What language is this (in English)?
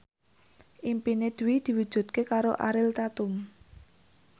Javanese